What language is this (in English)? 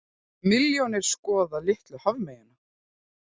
Icelandic